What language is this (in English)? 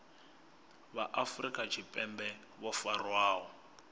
Venda